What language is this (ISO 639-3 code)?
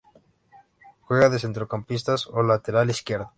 spa